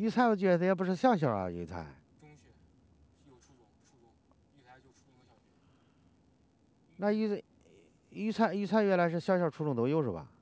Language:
Chinese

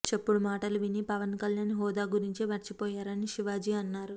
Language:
Telugu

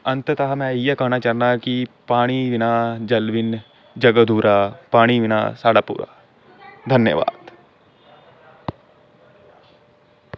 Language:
Dogri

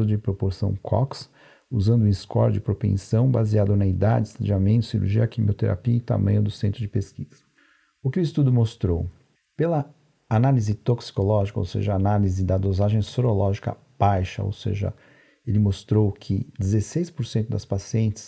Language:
Portuguese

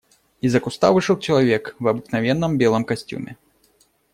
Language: Russian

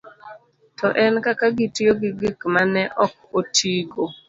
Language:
Luo (Kenya and Tanzania)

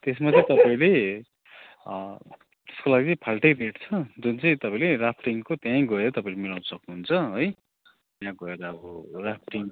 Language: Nepali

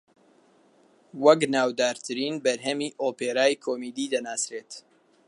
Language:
Central Kurdish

